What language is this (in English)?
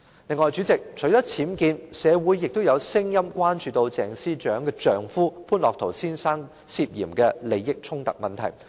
Cantonese